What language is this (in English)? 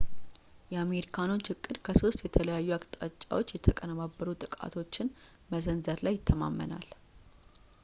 Amharic